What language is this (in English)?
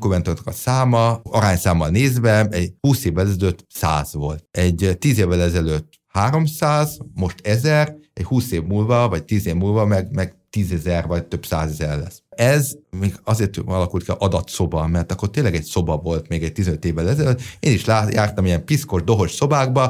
Hungarian